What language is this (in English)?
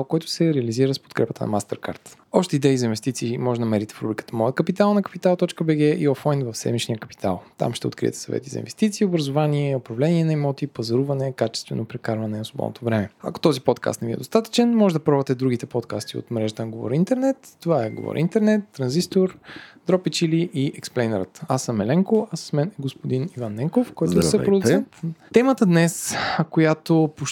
Bulgarian